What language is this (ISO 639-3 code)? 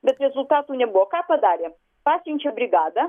lit